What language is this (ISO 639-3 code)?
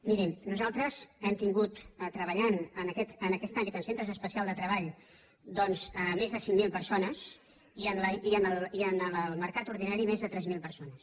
cat